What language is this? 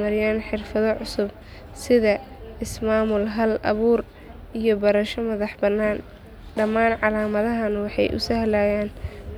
Somali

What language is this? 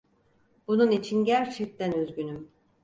Turkish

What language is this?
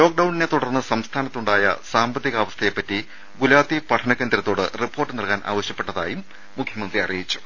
Malayalam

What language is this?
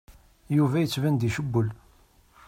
Kabyle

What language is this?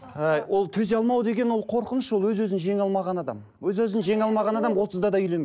Kazakh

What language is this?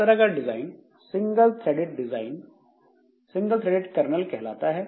Hindi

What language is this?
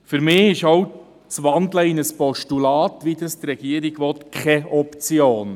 Swiss German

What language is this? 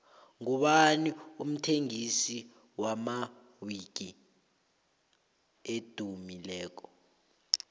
South Ndebele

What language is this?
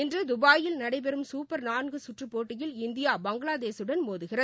Tamil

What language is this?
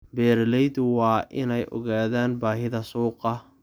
Somali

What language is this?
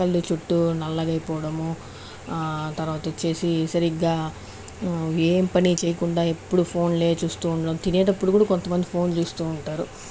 Telugu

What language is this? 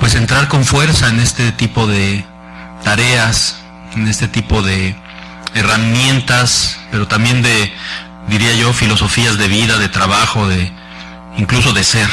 Spanish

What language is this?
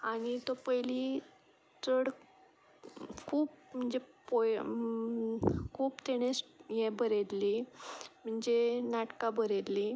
Konkani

